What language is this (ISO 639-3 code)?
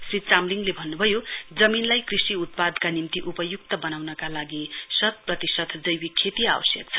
nep